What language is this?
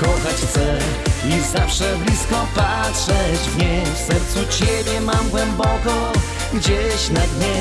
Polish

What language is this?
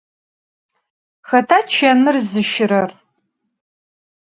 Adyghe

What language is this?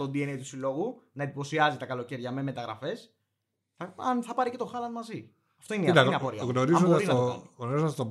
Greek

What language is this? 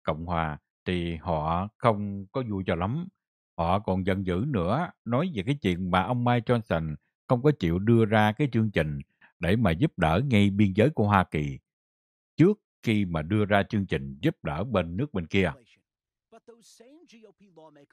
Vietnamese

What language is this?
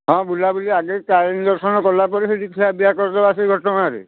Odia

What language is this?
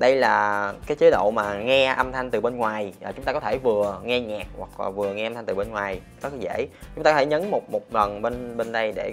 Vietnamese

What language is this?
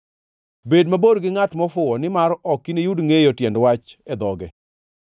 Luo (Kenya and Tanzania)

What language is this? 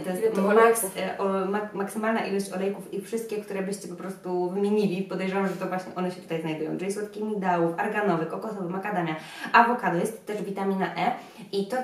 Polish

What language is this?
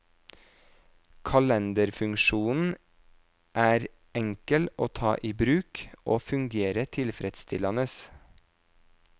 Norwegian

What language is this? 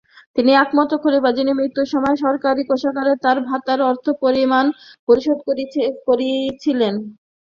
Bangla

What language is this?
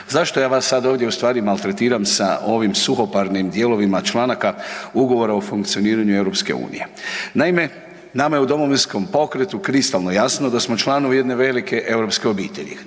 Croatian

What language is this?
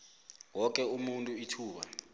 South Ndebele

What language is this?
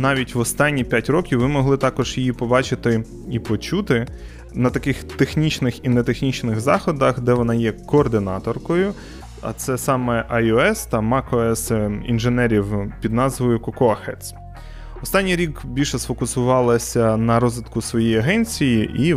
Ukrainian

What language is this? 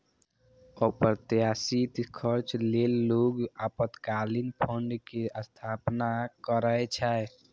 Maithili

